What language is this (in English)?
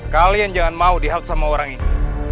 Indonesian